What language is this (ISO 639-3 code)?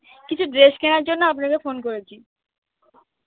ben